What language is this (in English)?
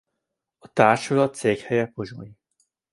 Hungarian